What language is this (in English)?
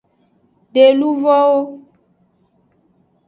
Aja (Benin)